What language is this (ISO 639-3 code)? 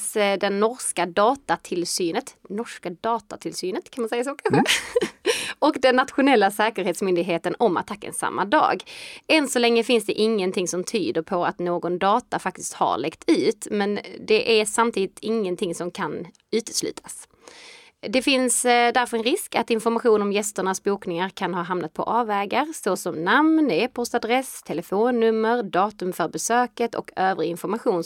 swe